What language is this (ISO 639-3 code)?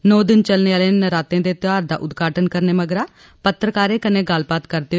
doi